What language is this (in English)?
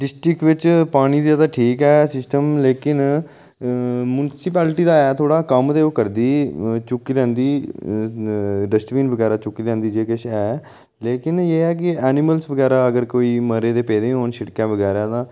Dogri